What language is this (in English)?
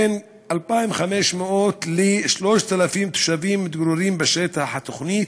Hebrew